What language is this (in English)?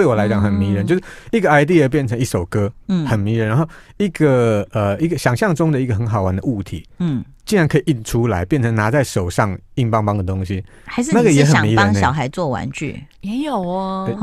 Chinese